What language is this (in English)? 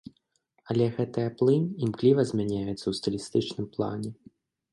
Belarusian